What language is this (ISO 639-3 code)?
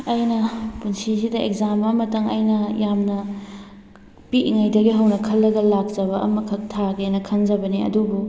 mni